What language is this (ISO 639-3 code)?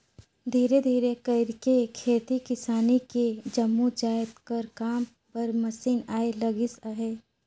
hne